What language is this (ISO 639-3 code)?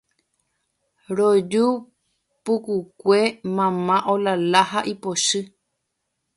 grn